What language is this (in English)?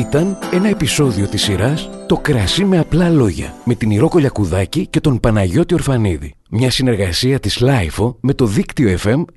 Greek